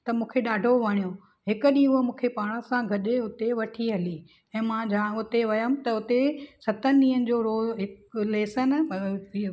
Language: Sindhi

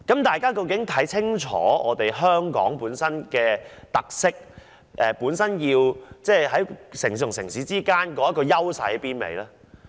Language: Cantonese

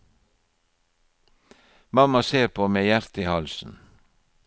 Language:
Norwegian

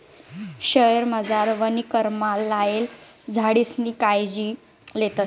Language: Marathi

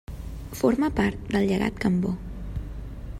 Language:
Catalan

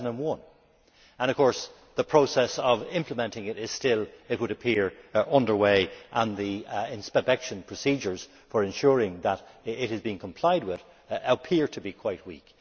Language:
English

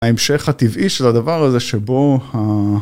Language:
Hebrew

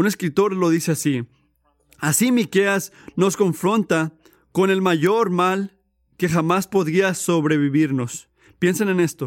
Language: Spanish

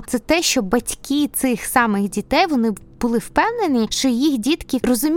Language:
Ukrainian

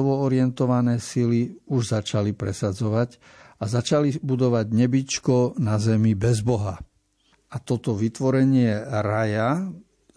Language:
Slovak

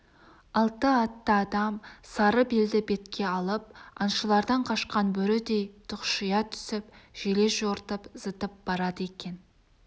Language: Kazakh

